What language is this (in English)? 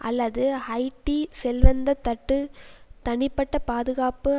Tamil